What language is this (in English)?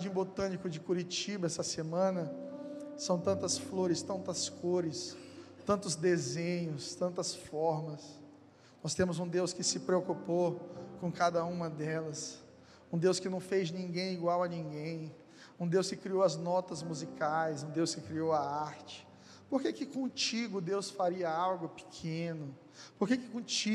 Portuguese